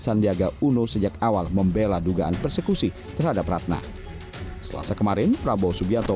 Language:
Indonesian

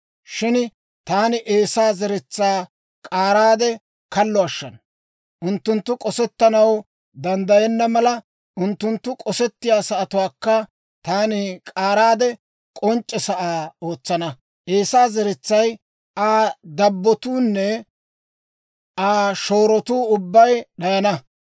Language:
Dawro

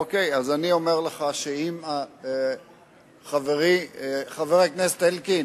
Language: Hebrew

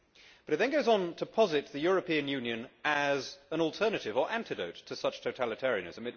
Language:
English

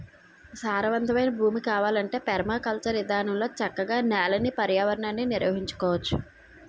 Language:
Telugu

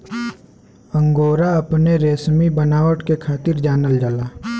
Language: Bhojpuri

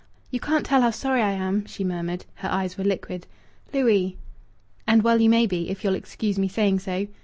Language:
English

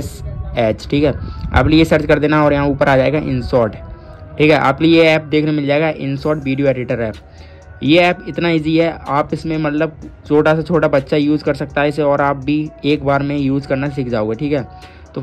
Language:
Hindi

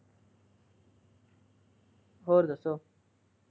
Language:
Punjabi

